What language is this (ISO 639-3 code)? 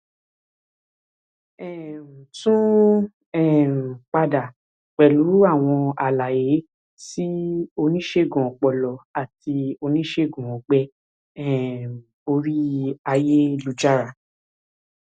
yor